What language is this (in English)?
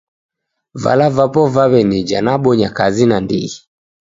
Taita